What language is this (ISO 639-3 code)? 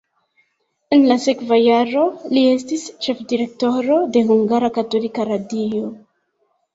epo